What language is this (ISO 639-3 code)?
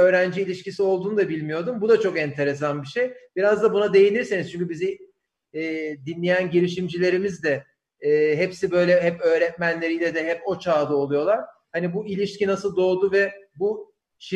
tur